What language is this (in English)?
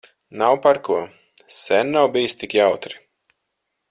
Latvian